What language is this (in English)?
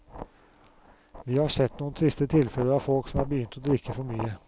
Norwegian